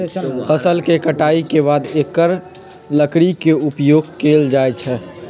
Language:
Magahi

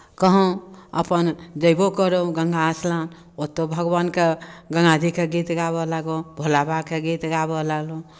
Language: Maithili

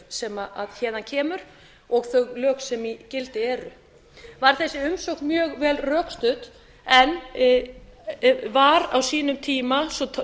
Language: Icelandic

